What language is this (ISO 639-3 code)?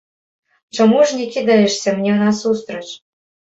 bel